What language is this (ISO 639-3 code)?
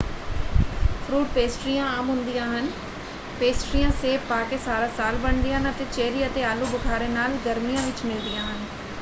pan